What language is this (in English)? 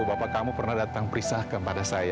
Indonesian